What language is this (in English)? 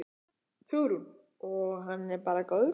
Icelandic